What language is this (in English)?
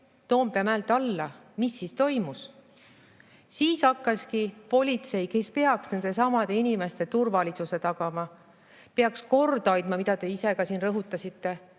Estonian